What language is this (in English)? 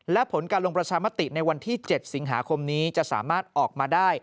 Thai